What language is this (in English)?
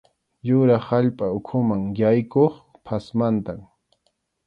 Arequipa-La Unión Quechua